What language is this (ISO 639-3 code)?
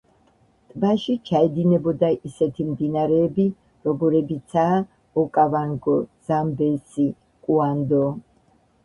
kat